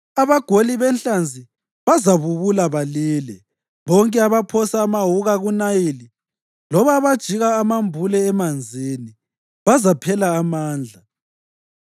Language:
North Ndebele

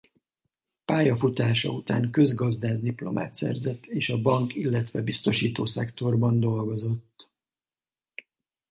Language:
Hungarian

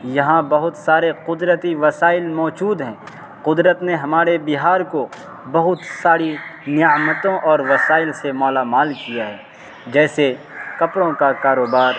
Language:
Urdu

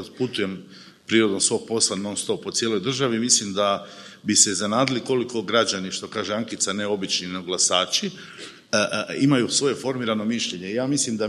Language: Croatian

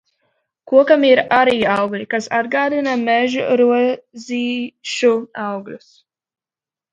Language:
Latvian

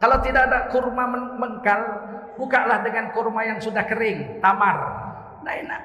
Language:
Indonesian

